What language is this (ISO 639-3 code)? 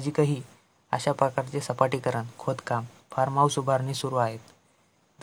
mar